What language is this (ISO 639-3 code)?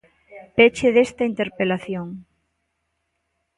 glg